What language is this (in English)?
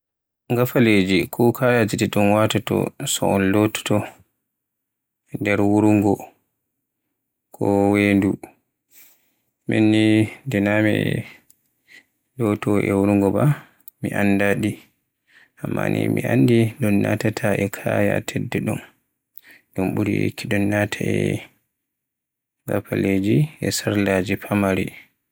Borgu Fulfulde